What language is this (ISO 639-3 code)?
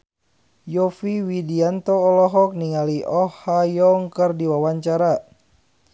sun